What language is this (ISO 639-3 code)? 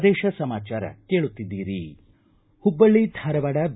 kan